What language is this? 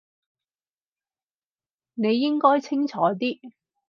Cantonese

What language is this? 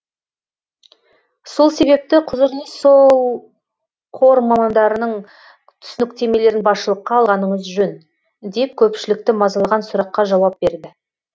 Kazakh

